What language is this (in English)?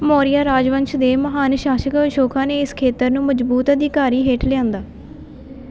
Punjabi